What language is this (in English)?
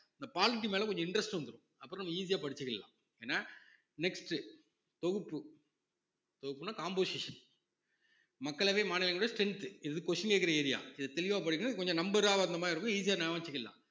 Tamil